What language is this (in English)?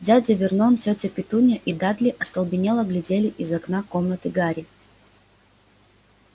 Russian